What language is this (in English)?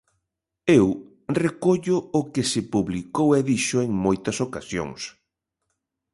Galician